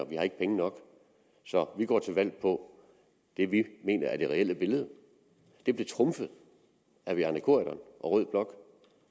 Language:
Danish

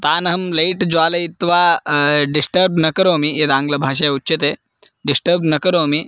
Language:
Sanskrit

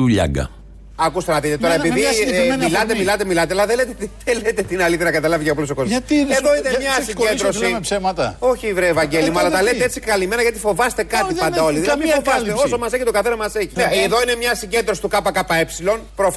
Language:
Greek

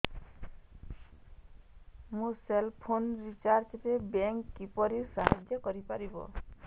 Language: Odia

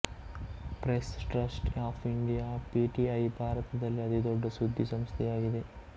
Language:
Kannada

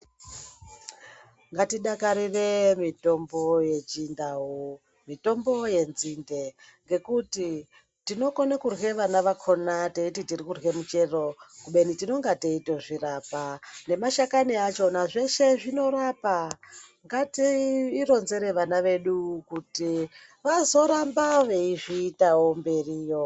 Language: Ndau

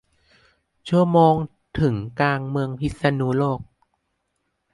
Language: Thai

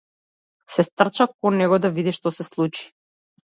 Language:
Macedonian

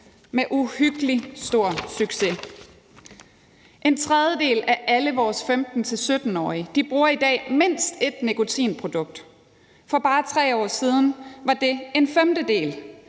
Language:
Danish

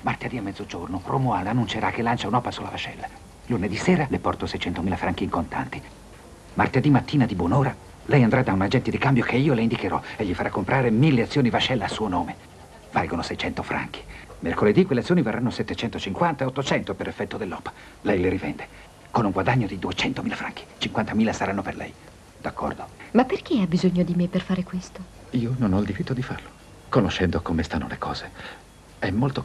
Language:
Italian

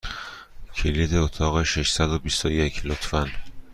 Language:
Persian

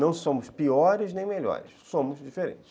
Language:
Portuguese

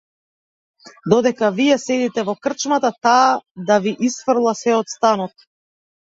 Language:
Macedonian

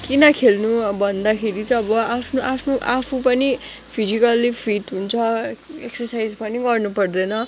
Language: Nepali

